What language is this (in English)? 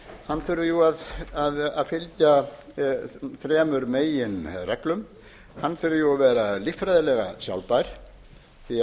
Icelandic